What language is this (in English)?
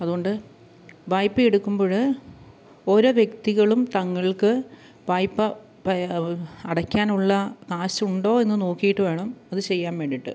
Malayalam